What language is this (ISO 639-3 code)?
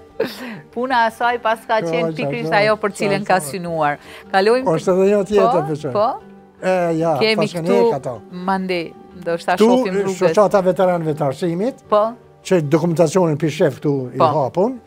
ron